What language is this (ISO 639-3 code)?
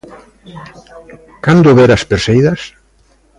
glg